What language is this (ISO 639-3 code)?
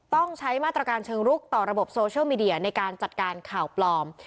tha